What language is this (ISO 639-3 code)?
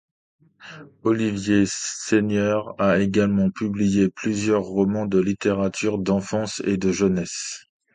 fra